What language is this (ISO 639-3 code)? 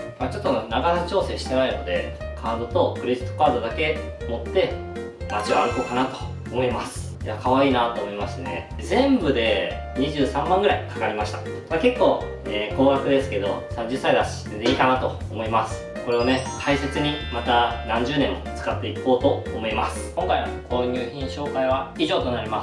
jpn